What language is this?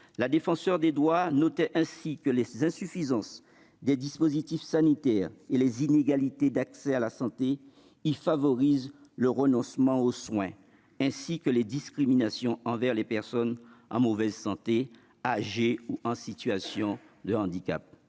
French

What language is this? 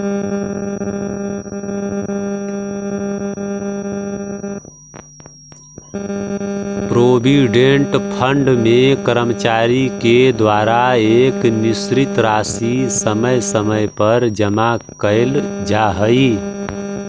Magahi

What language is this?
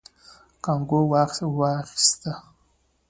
Pashto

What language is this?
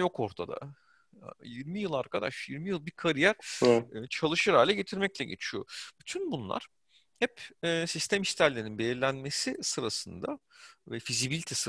Turkish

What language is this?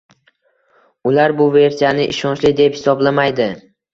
Uzbek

